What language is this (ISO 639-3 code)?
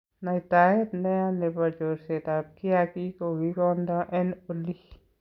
kln